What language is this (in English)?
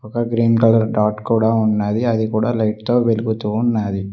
Telugu